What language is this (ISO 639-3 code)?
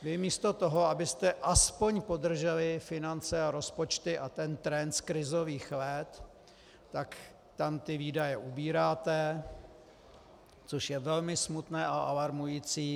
ces